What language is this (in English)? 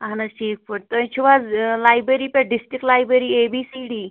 Kashmiri